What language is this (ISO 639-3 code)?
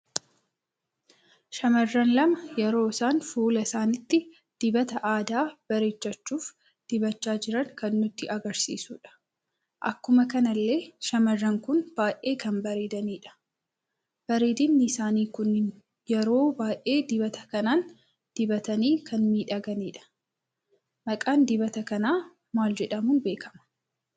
orm